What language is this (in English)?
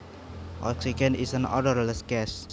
Javanese